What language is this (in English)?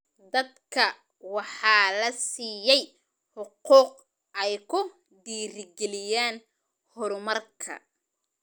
Somali